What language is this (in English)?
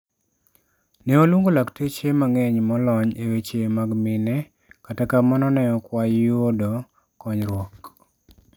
Luo (Kenya and Tanzania)